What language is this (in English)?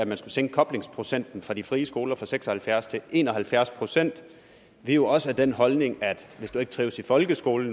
Danish